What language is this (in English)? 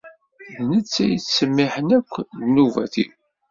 Kabyle